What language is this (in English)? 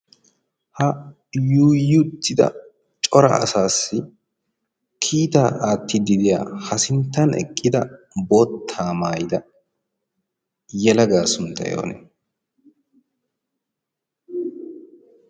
Wolaytta